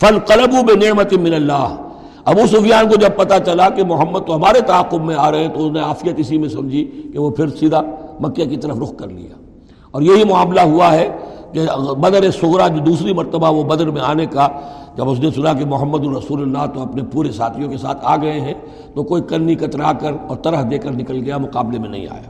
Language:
Urdu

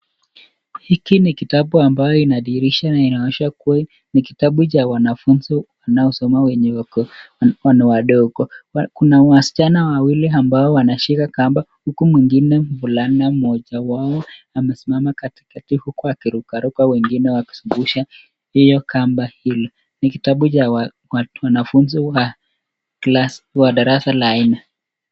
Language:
Swahili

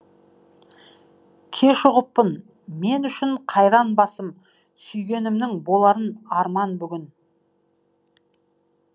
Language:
Kazakh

